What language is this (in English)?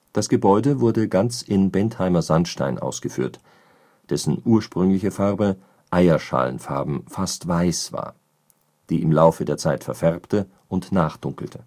German